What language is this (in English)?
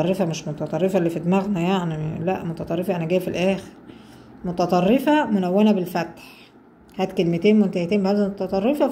Arabic